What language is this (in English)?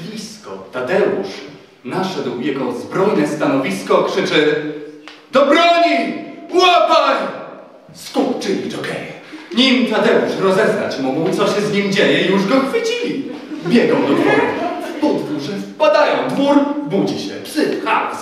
Polish